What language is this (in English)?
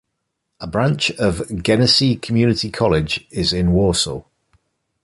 English